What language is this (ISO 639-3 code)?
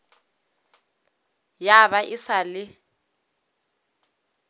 nso